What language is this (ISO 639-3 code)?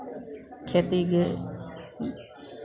mai